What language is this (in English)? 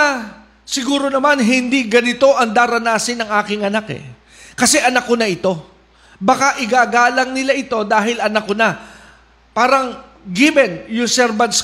Filipino